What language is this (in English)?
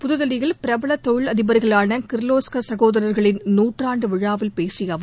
Tamil